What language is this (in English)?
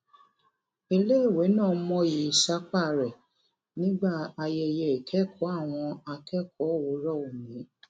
Yoruba